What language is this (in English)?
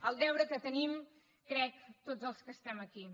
Catalan